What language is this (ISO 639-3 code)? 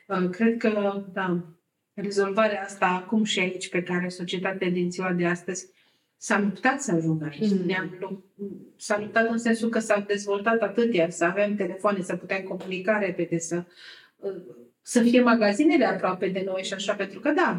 ron